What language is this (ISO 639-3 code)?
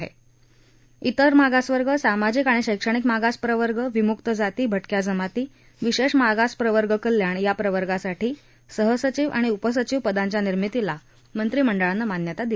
mar